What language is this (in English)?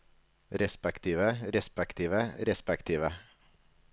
Norwegian